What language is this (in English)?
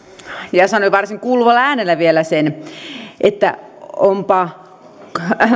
Finnish